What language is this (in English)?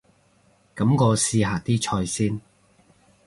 Cantonese